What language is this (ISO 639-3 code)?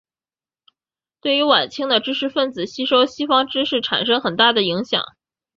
zho